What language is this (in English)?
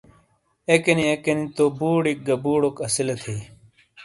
Shina